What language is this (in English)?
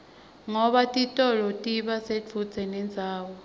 Swati